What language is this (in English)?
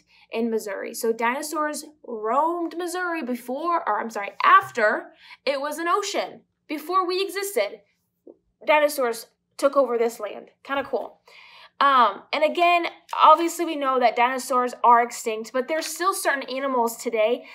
English